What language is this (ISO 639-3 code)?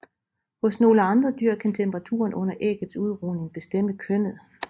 dan